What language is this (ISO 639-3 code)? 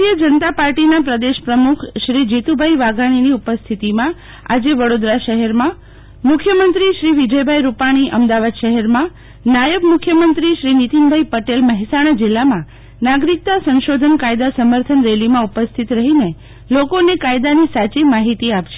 guj